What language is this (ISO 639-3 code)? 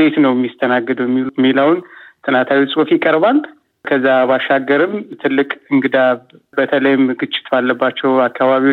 amh